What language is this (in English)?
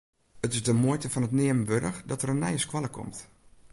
Western Frisian